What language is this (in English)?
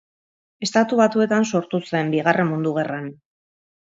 Basque